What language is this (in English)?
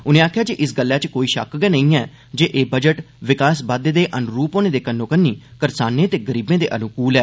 Dogri